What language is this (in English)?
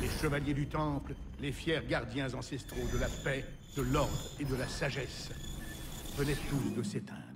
French